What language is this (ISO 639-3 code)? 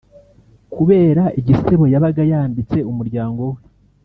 kin